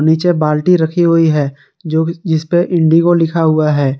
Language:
Hindi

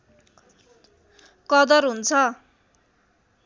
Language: Nepali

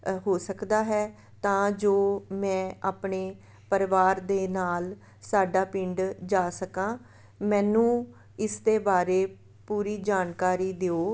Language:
Punjabi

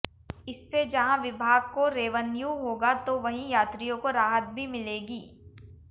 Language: Hindi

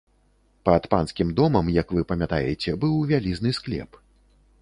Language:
Belarusian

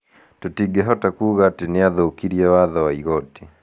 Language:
Kikuyu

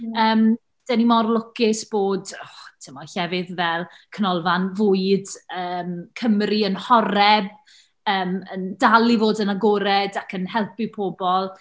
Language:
Welsh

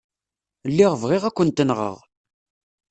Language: Kabyle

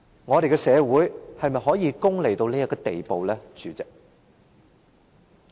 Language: Cantonese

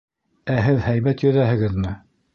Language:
Bashkir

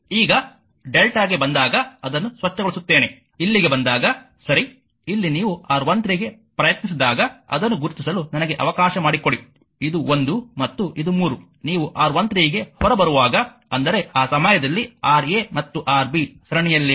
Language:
Kannada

